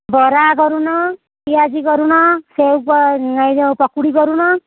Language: Odia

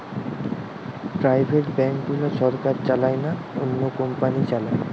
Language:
Bangla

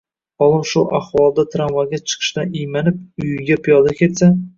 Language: Uzbek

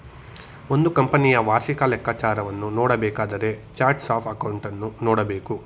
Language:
Kannada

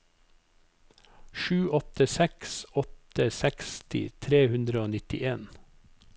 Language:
Norwegian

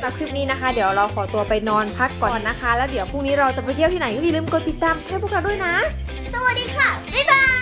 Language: Thai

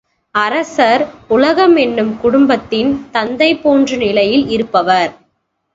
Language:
Tamil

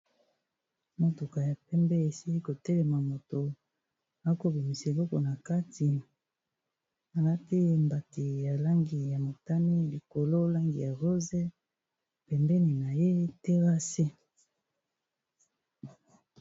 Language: Lingala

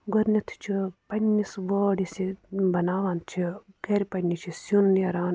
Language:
Kashmiri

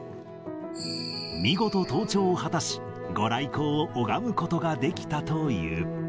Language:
Japanese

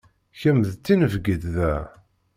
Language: Kabyle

